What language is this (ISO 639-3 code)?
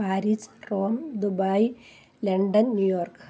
mal